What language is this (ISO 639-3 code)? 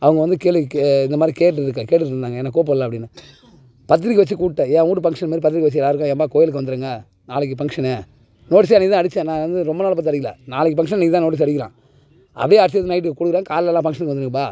tam